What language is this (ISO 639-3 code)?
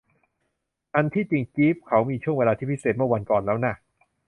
tha